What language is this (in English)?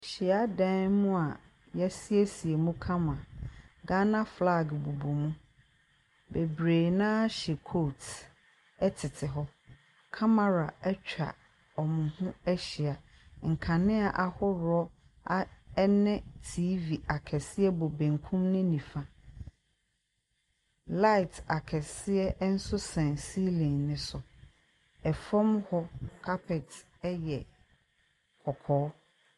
Akan